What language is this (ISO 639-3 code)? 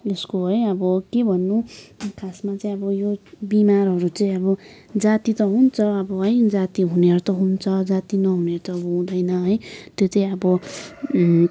nep